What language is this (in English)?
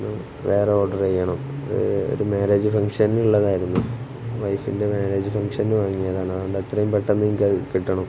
Malayalam